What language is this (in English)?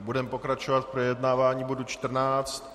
Czech